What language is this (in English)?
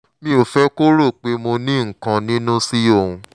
Yoruba